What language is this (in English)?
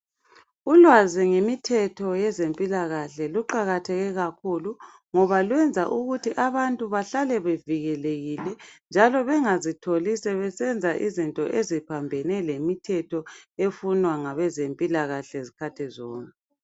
North Ndebele